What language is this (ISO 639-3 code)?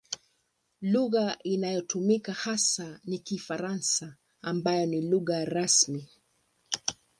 swa